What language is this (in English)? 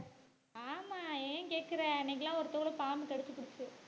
Tamil